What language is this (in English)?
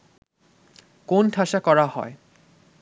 Bangla